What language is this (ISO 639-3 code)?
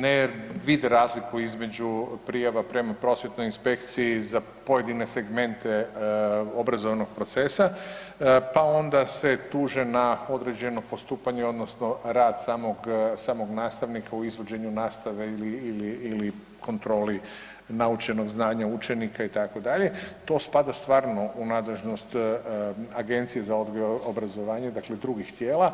hrv